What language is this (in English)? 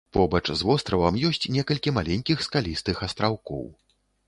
Belarusian